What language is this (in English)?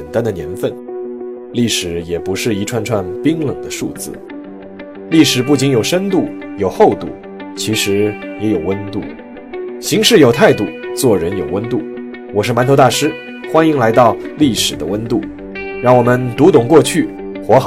Chinese